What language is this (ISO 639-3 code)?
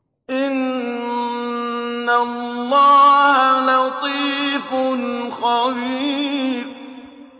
ara